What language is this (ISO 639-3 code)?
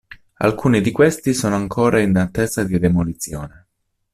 ita